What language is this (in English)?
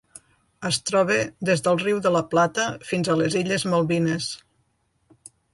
Catalan